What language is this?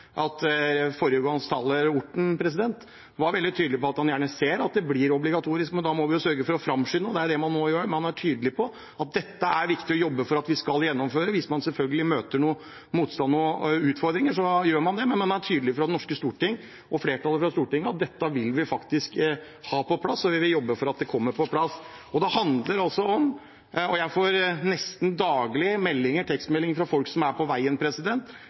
Norwegian Bokmål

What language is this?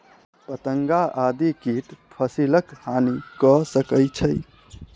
Maithili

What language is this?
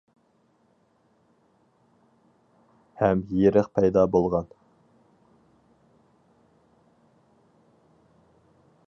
Uyghur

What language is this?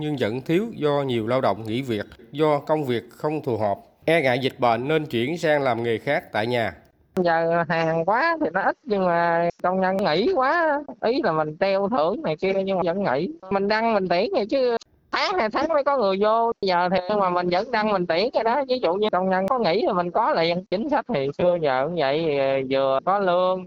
Vietnamese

